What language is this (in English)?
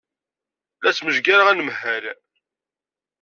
Kabyle